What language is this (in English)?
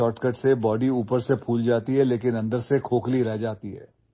Marathi